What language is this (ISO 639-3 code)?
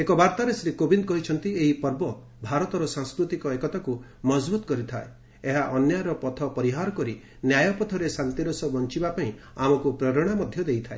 ori